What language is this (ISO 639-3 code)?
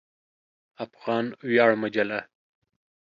pus